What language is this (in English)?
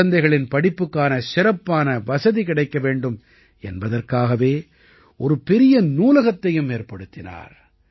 Tamil